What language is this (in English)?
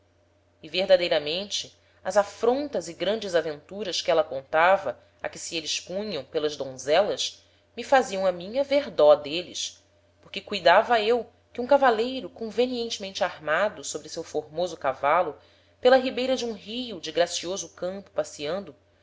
Portuguese